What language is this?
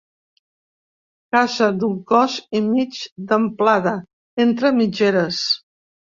Catalan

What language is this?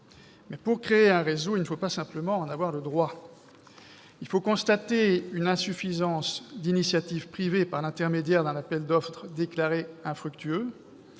French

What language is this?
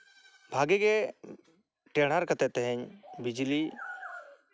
Santali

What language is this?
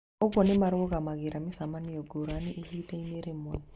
Kikuyu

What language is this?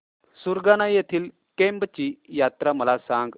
Marathi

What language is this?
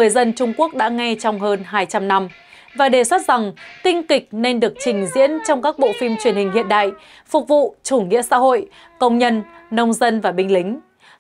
Vietnamese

